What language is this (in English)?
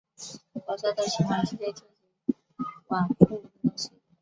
Chinese